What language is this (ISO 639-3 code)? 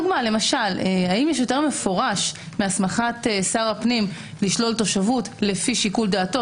heb